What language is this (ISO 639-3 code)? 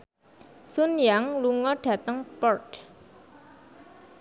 jav